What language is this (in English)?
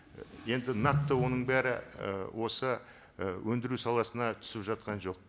Kazakh